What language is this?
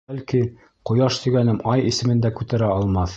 Bashkir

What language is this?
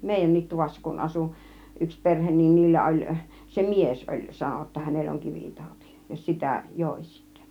Finnish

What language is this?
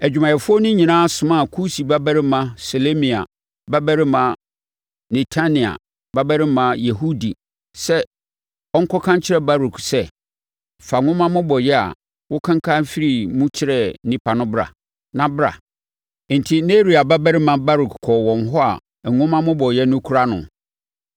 Akan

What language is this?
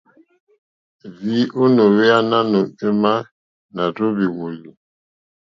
Mokpwe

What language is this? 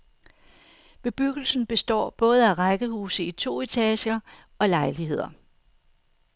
Danish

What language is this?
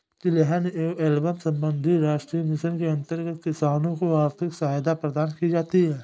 Hindi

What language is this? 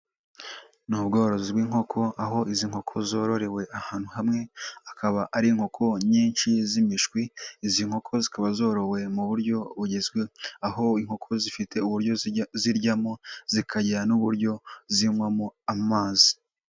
Kinyarwanda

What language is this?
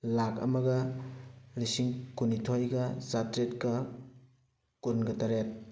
Manipuri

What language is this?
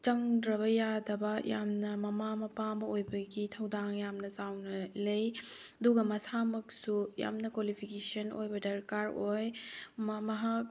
Manipuri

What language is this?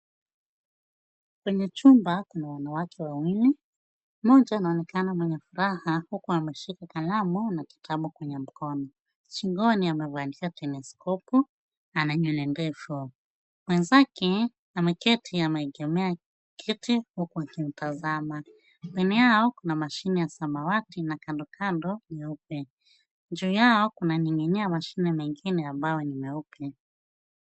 Swahili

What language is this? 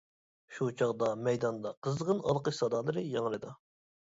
Uyghur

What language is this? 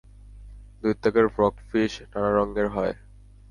Bangla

